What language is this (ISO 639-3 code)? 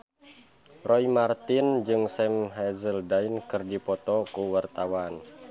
sun